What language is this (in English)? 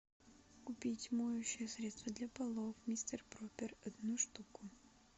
Russian